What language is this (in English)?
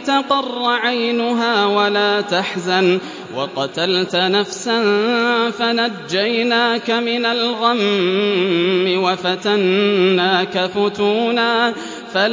Arabic